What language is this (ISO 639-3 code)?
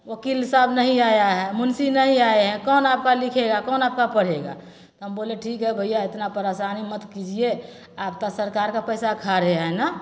mai